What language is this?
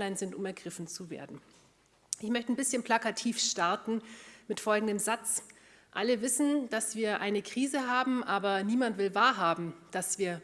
German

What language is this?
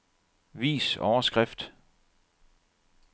Danish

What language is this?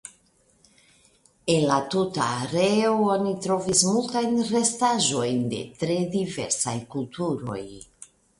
Esperanto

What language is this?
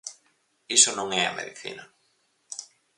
Galician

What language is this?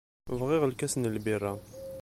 Kabyle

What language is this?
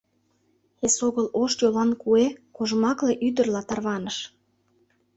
Mari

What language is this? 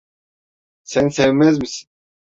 Turkish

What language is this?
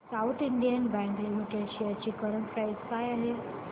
Marathi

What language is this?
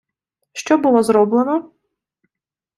Ukrainian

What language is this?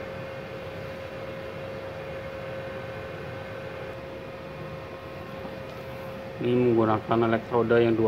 Indonesian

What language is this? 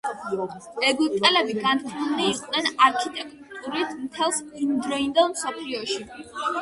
Georgian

